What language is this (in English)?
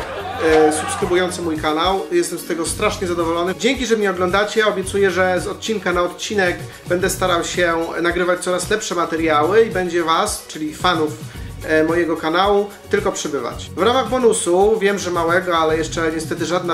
Polish